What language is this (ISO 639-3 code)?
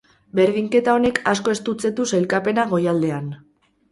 eus